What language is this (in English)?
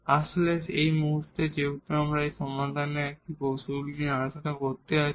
Bangla